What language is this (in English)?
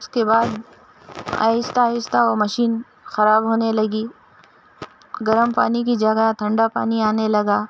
Urdu